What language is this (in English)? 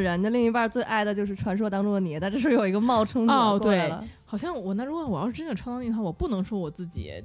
Chinese